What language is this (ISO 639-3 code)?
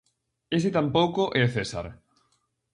glg